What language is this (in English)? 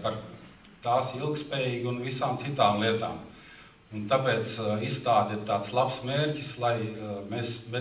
Latvian